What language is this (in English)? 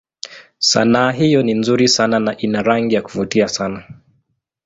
Swahili